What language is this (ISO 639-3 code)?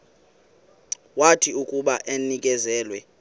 xho